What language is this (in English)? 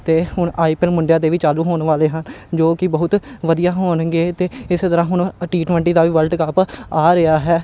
Punjabi